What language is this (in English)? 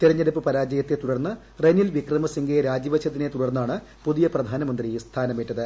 Malayalam